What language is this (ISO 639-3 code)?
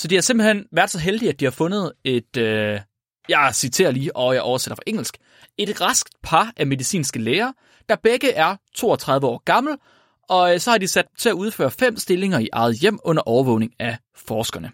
dan